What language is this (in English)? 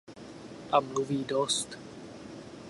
Czech